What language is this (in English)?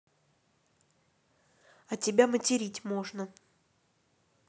Russian